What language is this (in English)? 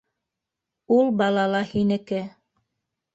Bashkir